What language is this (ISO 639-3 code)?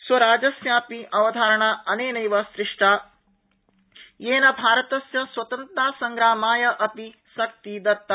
san